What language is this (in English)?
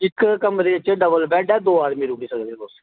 Dogri